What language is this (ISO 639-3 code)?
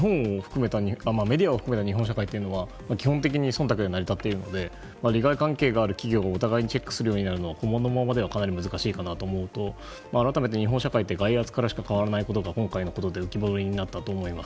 jpn